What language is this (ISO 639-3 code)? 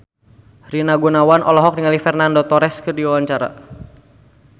sun